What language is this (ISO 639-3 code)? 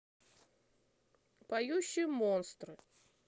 rus